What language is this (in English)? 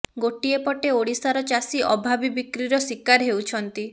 Odia